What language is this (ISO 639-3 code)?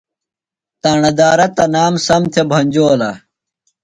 phl